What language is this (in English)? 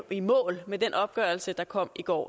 Danish